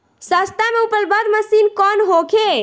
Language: Bhojpuri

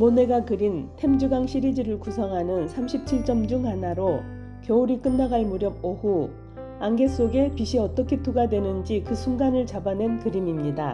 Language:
Korean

